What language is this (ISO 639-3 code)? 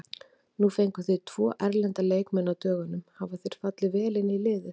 isl